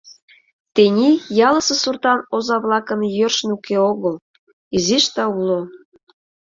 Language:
Mari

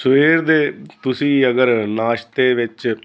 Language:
Punjabi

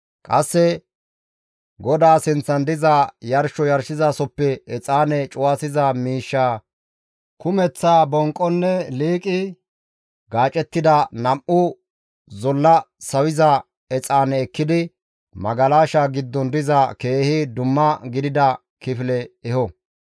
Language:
Gamo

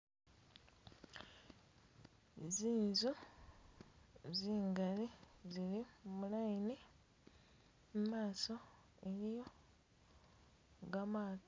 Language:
Masaaba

